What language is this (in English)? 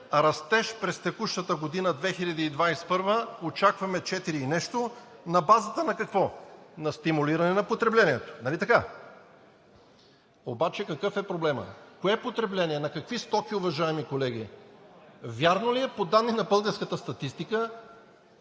Bulgarian